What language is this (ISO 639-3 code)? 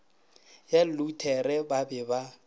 nso